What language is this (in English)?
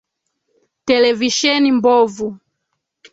Swahili